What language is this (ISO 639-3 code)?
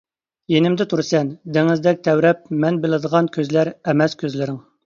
uig